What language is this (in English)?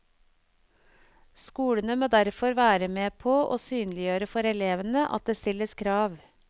Norwegian